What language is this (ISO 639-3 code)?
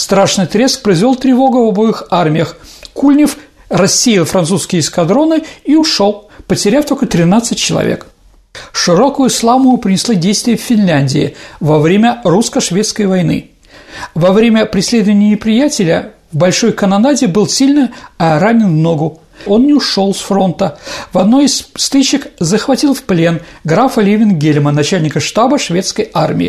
rus